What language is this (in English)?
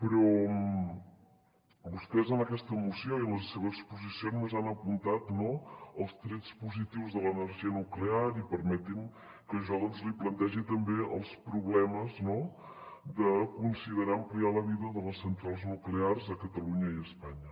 Catalan